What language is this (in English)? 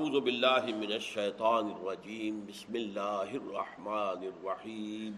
Urdu